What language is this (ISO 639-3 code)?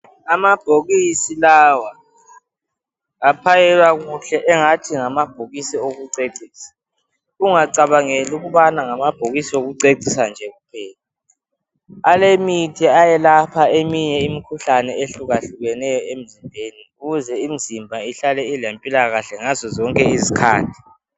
nde